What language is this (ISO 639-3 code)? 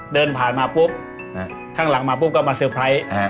tha